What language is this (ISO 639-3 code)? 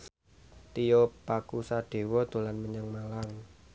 jav